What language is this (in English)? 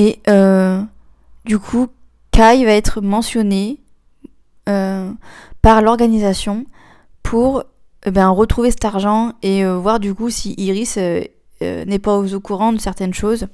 French